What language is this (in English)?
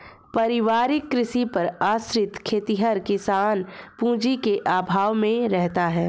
Hindi